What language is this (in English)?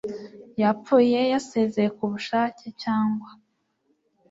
Kinyarwanda